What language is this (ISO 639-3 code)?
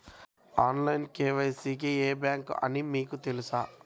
tel